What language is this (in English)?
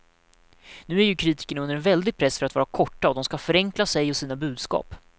Swedish